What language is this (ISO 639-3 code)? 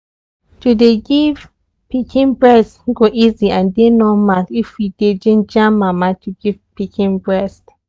pcm